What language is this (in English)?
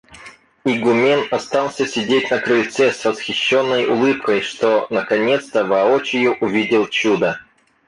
Russian